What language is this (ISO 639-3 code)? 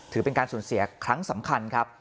tha